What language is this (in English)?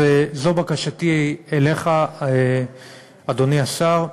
Hebrew